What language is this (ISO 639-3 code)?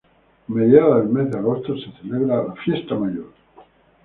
spa